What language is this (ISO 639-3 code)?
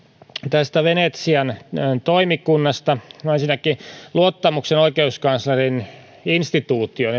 fin